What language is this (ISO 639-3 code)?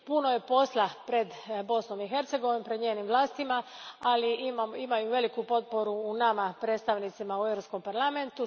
hrv